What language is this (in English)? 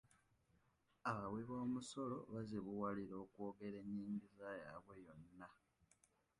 Ganda